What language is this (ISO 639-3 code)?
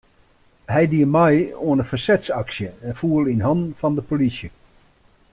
fry